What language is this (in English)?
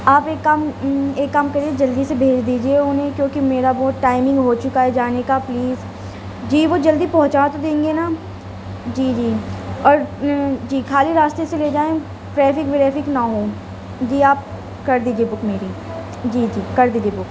Urdu